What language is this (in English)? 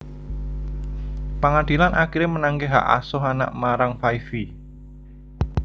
Javanese